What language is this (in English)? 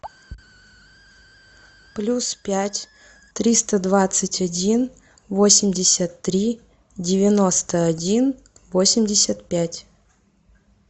Russian